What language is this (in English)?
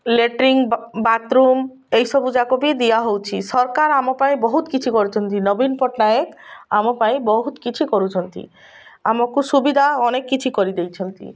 Odia